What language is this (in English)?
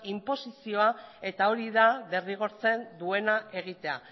Basque